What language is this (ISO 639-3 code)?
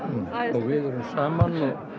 isl